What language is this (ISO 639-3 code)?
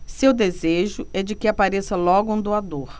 por